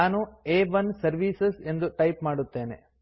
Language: Kannada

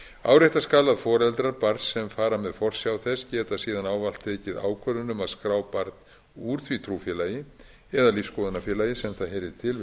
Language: Icelandic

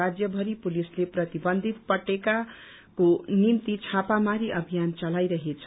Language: Nepali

